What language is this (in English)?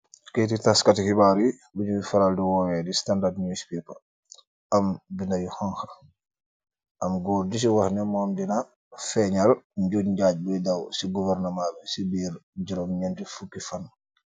Wolof